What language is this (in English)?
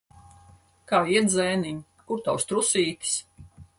Latvian